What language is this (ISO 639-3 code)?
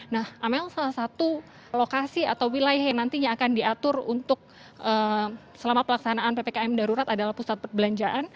ind